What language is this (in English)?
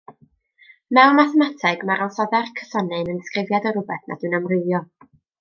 Welsh